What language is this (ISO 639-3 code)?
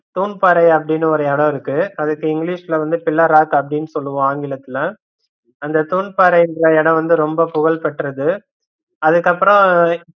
tam